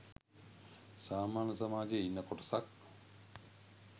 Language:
Sinhala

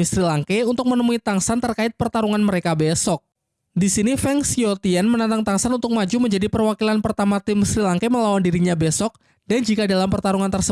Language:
Indonesian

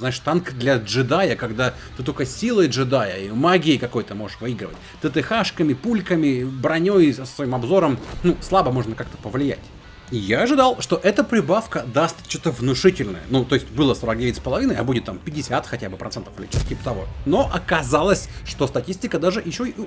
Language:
Russian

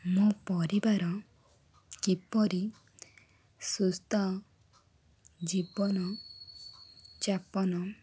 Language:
Odia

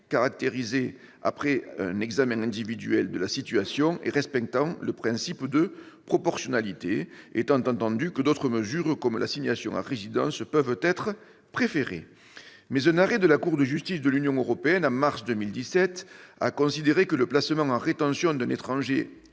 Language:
French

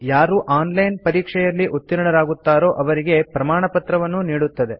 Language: Kannada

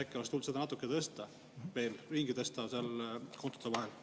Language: Estonian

